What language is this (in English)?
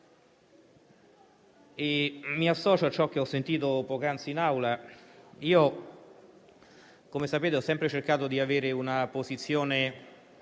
Italian